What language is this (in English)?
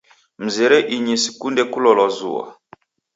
Taita